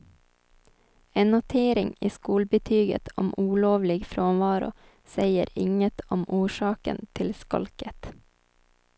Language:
Swedish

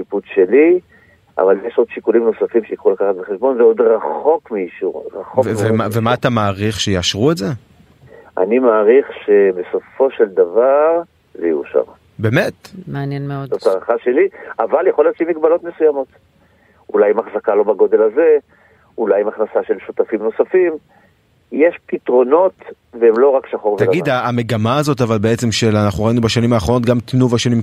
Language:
Hebrew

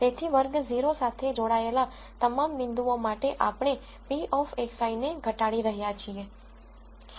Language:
Gujarati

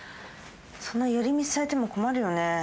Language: Japanese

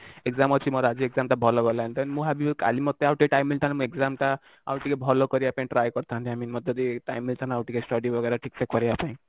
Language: Odia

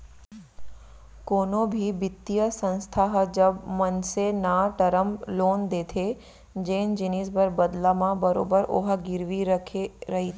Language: Chhattisgarhi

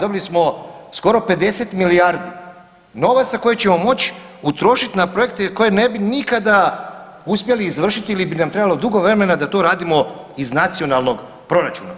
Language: Croatian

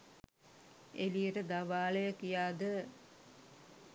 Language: Sinhala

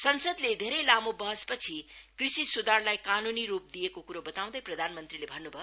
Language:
Nepali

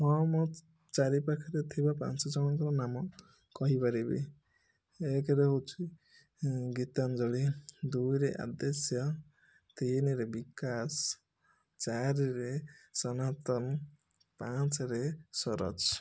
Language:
Odia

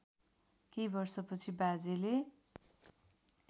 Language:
Nepali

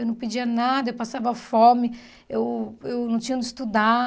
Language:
Portuguese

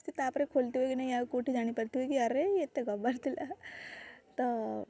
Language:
Odia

